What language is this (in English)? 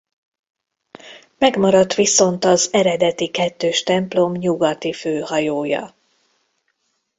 Hungarian